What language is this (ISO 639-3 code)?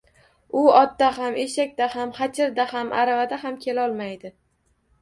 uzb